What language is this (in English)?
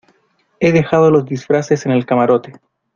Spanish